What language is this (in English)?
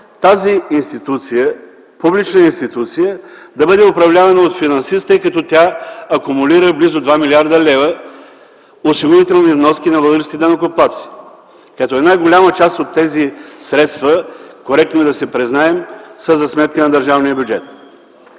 Bulgarian